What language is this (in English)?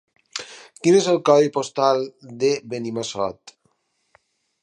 Catalan